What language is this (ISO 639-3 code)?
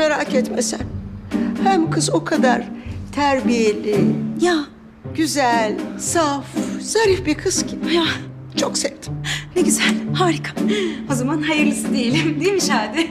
tur